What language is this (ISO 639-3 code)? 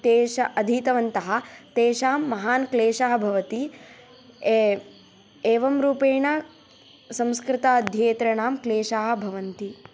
san